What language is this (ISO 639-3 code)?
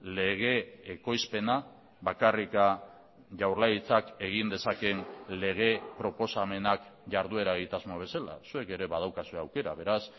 eus